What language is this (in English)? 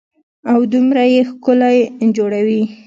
Pashto